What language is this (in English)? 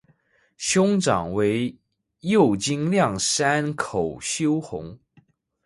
Chinese